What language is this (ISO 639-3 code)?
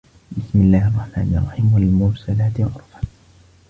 ara